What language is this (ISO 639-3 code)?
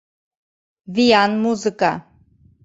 chm